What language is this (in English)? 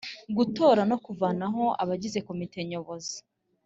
Kinyarwanda